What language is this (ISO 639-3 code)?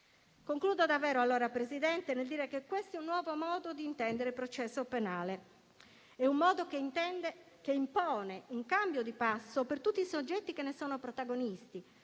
ita